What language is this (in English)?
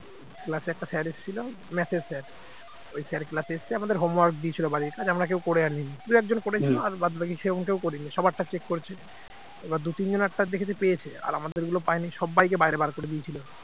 Bangla